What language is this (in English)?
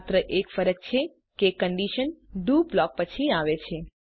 Gujarati